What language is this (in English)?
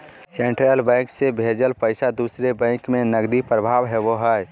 Magahi